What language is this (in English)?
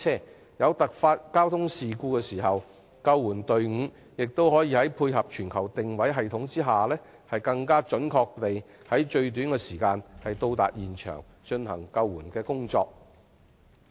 Cantonese